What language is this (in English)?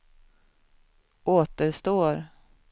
Swedish